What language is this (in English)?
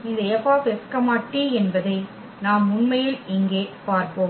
Tamil